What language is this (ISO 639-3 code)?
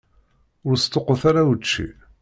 kab